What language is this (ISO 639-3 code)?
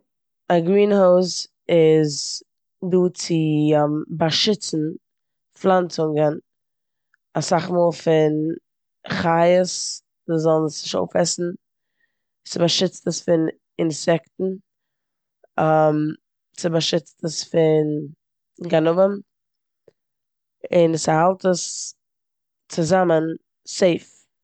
yid